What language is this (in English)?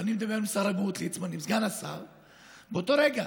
Hebrew